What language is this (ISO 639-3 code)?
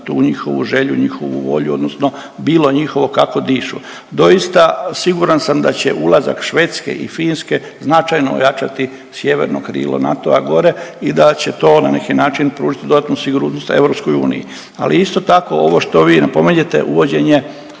hrv